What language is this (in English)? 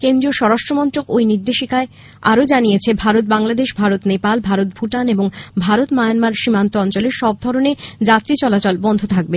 Bangla